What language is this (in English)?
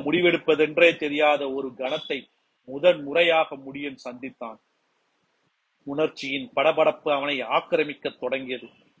Tamil